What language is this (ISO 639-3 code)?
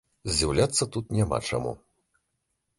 bel